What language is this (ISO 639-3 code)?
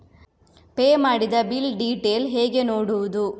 kan